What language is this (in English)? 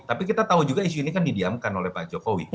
Indonesian